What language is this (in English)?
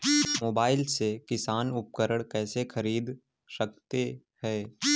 Hindi